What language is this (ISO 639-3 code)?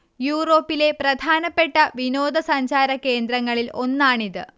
mal